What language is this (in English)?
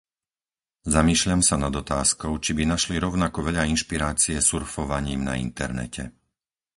Slovak